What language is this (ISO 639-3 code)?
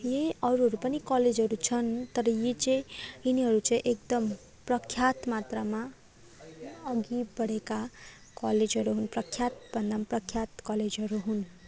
nep